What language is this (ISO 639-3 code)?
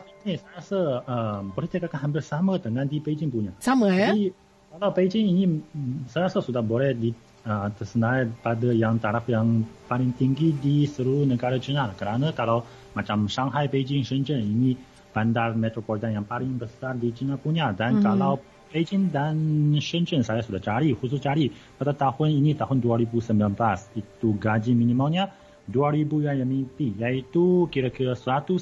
msa